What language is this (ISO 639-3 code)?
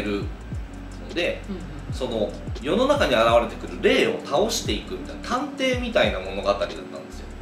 jpn